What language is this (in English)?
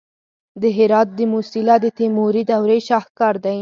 Pashto